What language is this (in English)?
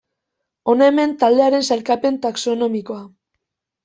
Basque